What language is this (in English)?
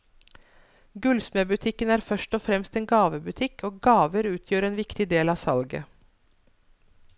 Norwegian